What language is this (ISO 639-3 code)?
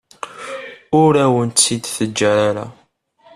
kab